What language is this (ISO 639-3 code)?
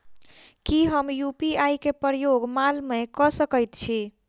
mai